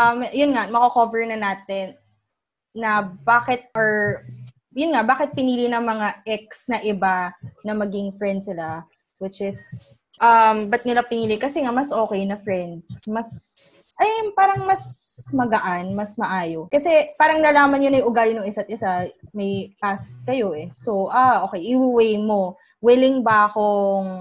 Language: Filipino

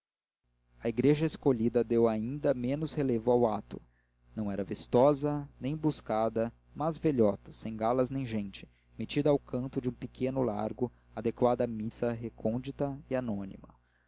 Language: Portuguese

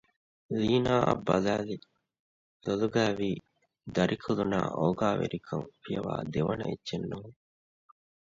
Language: Divehi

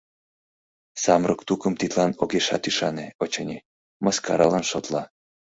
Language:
Mari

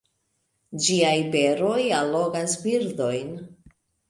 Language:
Esperanto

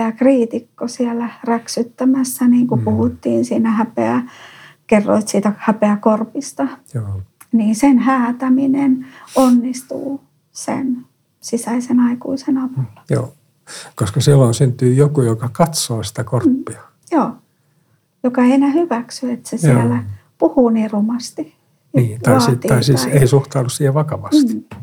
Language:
Finnish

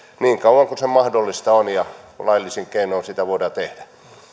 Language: Finnish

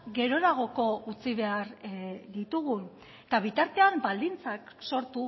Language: Basque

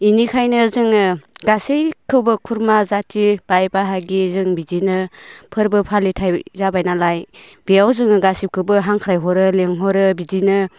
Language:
Bodo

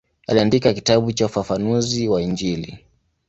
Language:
Swahili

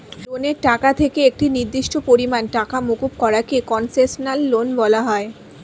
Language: Bangla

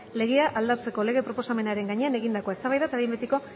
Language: Basque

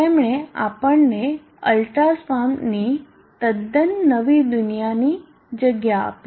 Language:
Gujarati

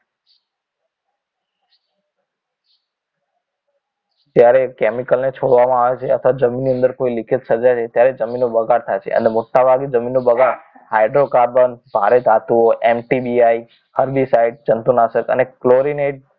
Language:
Gujarati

